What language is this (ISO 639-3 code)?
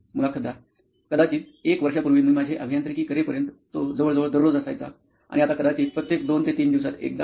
mar